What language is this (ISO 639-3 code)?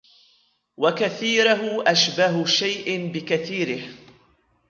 ara